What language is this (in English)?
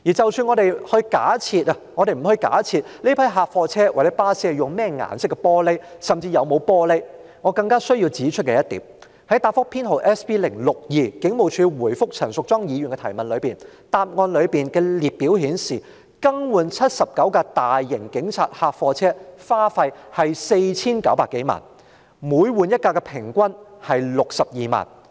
Cantonese